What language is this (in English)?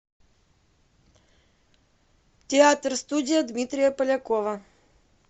Russian